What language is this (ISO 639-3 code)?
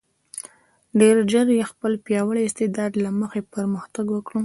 pus